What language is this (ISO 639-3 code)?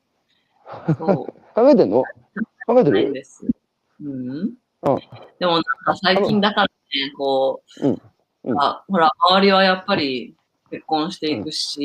jpn